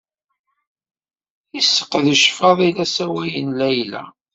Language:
Kabyle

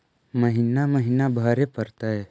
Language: Magahi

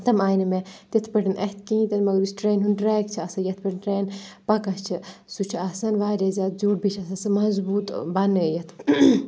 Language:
Kashmiri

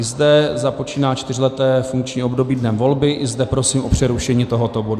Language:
Czech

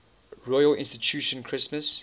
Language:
English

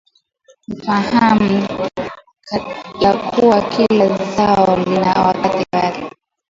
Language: Swahili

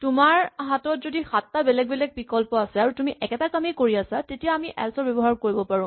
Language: Assamese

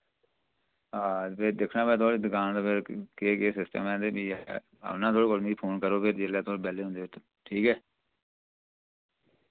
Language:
Dogri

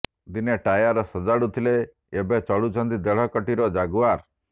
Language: Odia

